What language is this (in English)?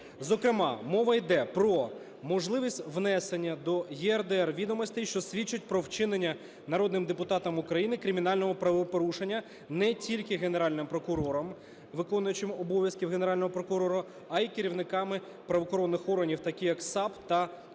Ukrainian